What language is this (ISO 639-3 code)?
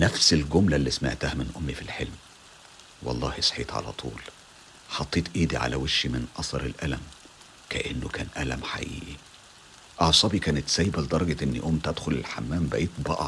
ara